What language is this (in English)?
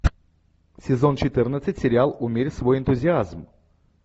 Russian